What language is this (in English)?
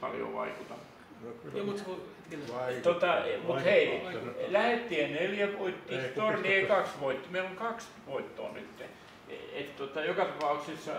Finnish